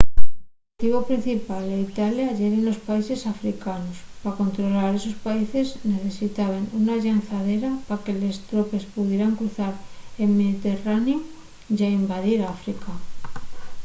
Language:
Asturian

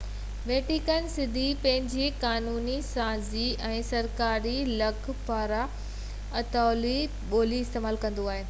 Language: Sindhi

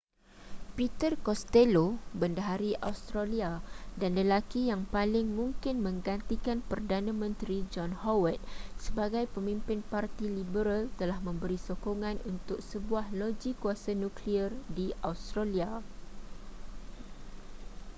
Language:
Malay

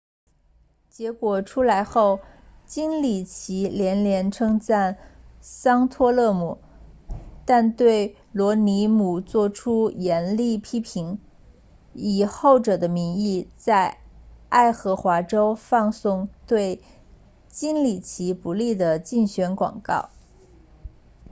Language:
Chinese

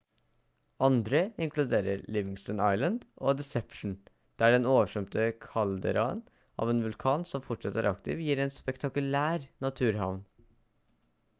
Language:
Norwegian Bokmål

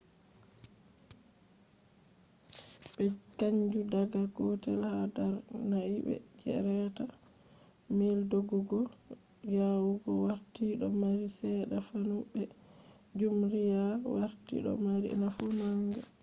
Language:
Fula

